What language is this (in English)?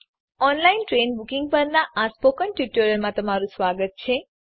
Gujarati